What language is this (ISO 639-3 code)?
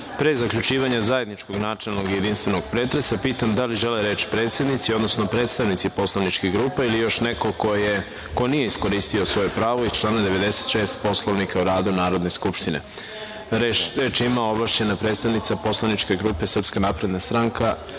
srp